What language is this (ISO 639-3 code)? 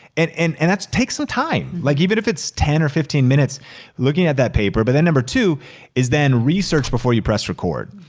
eng